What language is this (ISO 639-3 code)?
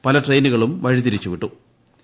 mal